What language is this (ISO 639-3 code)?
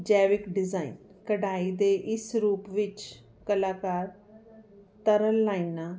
pan